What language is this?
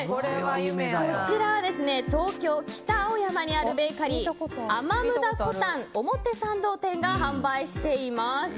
Japanese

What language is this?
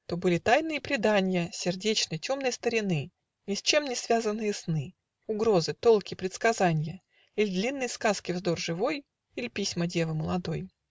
Russian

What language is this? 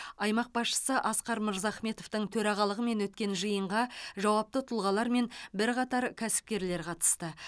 Kazakh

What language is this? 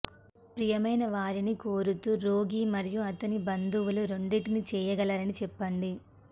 Telugu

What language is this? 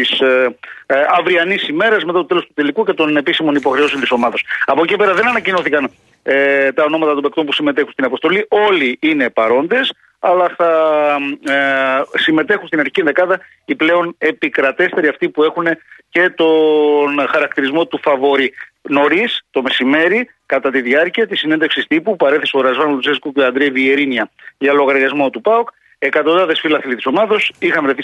Greek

